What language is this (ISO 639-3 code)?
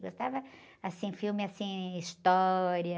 por